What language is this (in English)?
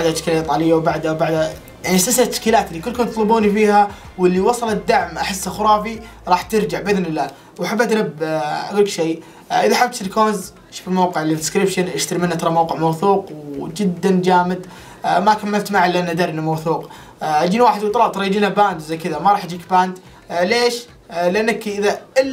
Arabic